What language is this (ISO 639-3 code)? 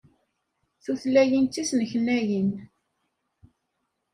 kab